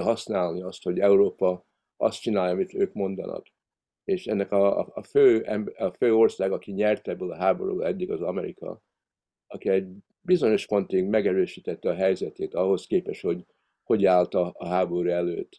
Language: Hungarian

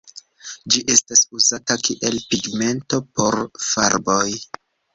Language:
Esperanto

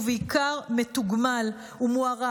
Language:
Hebrew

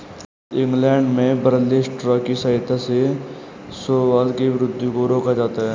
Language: Hindi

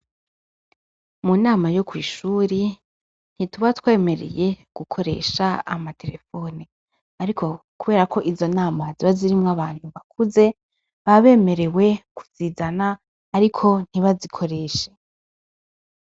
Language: Rundi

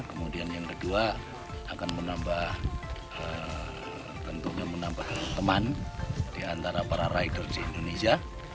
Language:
Indonesian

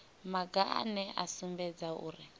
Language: Venda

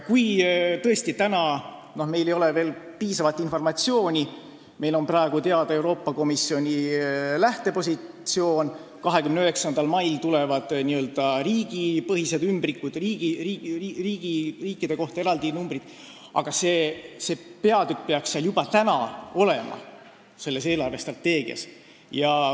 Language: Estonian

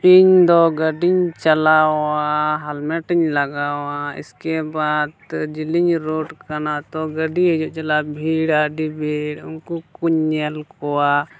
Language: Santali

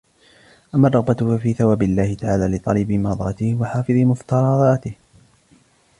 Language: Arabic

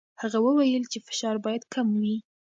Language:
Pashto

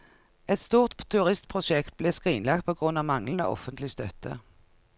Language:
Norwegian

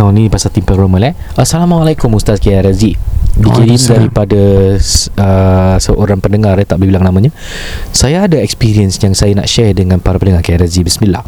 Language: Malay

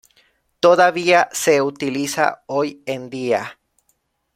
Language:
Spanish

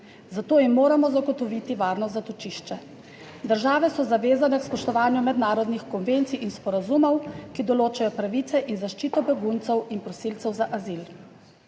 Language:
Slovenian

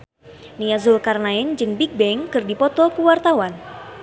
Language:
Sundanese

